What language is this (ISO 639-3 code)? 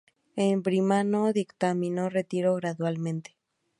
spa